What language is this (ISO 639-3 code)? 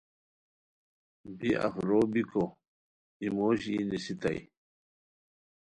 khw